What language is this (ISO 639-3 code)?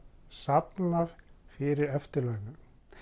isl